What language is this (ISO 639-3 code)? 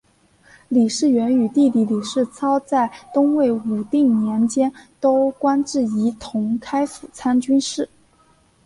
zho